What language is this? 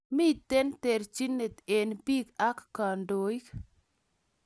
Kalenjin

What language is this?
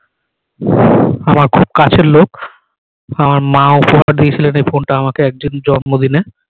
Bangla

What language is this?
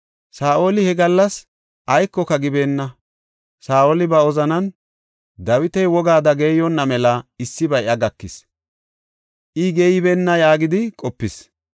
Gofa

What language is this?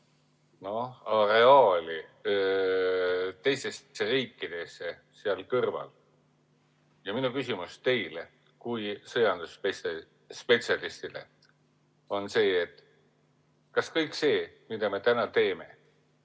Estonian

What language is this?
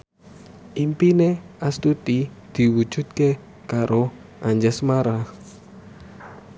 Javanese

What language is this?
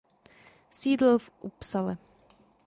Czech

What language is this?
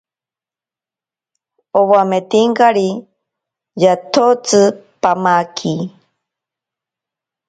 Ashéninka Perené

